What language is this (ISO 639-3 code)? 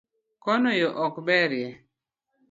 luo